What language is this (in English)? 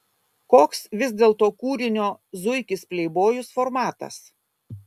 Lithuanian